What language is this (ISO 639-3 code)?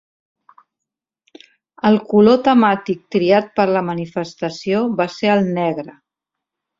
cat